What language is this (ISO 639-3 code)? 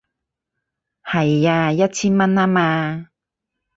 yue